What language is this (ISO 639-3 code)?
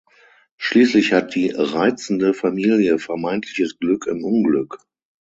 deu